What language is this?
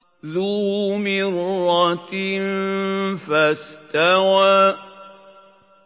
Arabic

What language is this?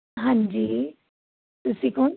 Punjabi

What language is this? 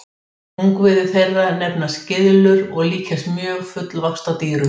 Icelandic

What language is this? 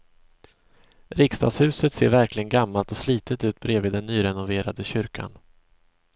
Swedish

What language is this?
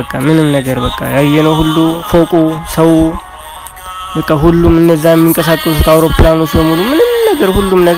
Arabic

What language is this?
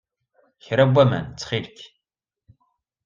Kabyle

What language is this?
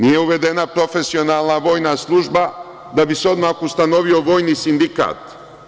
Serbian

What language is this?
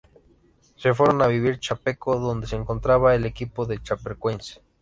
Spanish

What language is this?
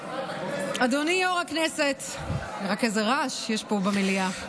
Hebrew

